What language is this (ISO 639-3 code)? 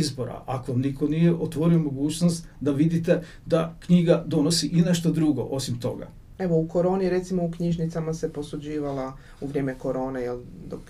hrv